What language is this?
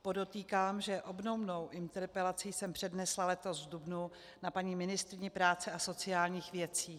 Czech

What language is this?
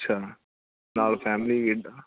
Punjabi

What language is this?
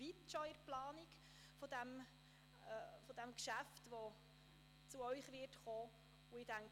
Swiss German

